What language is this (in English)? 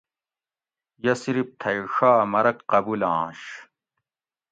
Gawri